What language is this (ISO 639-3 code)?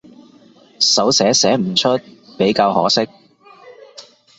yue